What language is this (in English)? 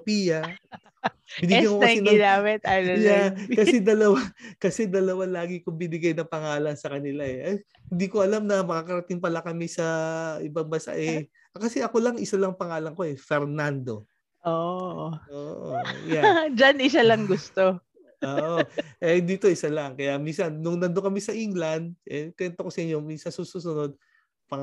Filipino